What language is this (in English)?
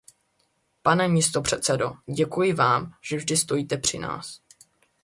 Czech